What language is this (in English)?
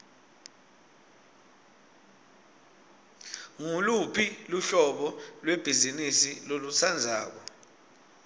Swati